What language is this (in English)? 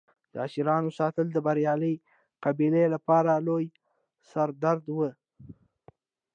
Pashto